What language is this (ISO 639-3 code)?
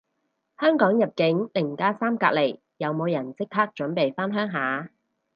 yue